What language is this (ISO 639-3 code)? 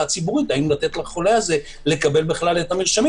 heb